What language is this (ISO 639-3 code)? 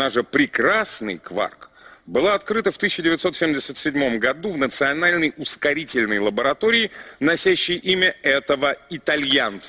rus